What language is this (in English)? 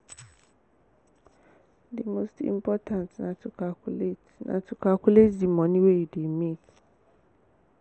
Nigerian Pidgin